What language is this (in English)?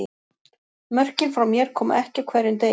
Icelandic